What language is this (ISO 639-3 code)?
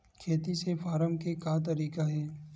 hne